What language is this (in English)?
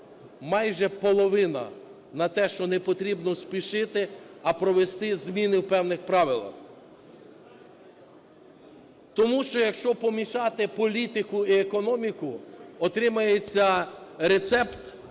Ukrainian